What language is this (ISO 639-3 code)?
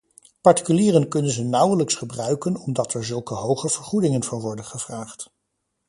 nld